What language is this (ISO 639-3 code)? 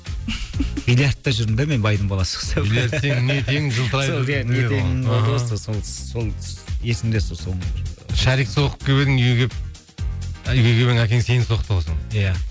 kaz